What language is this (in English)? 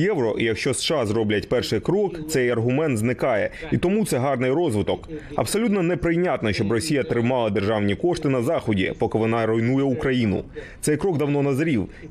Ukrainian